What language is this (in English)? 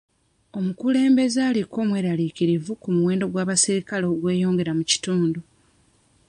Ganda